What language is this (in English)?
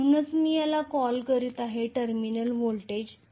Marathi